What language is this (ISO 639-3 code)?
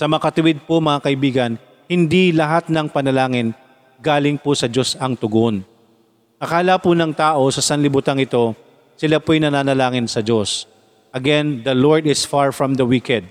fil